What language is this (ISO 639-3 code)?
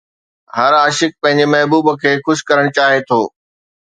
snd